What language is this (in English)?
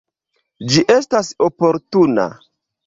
Esperanto